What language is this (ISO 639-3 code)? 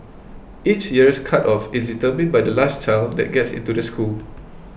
eng